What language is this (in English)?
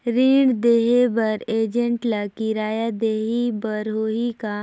Chhattisgarhi